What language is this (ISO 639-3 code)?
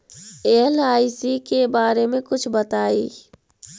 mag